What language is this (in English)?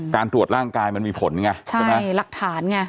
Thai